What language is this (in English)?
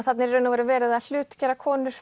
Icelandic